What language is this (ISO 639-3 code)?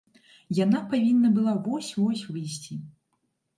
bel